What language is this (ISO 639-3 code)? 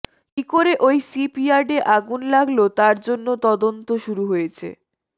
ben